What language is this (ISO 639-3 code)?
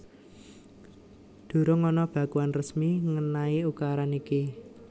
jav